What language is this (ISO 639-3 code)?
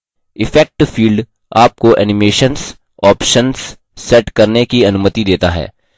hin